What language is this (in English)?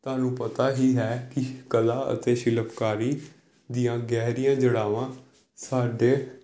Punjabi